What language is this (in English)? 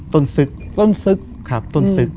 Thai